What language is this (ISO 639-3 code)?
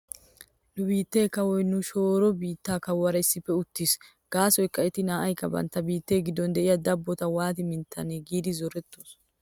wal